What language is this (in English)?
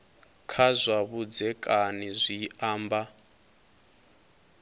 Venda